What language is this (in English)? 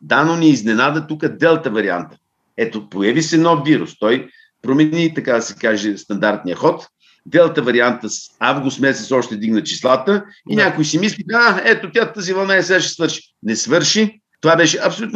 Bulgarian